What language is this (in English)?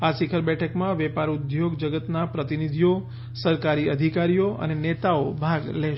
Gujarati